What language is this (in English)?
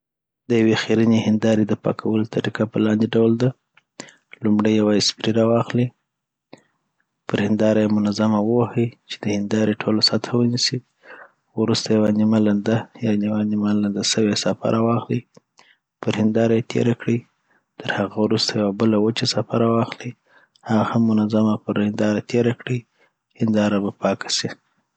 Southern Pashto